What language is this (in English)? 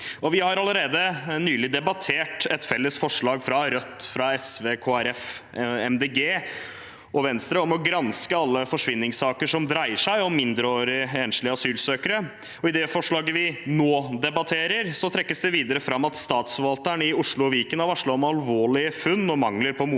Norwegian